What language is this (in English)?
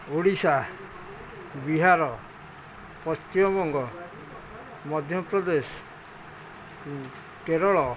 Odia